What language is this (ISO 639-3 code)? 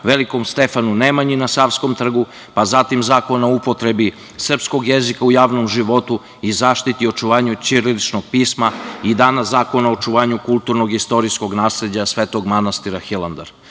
srp